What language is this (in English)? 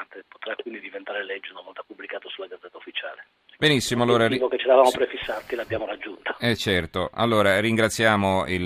Italian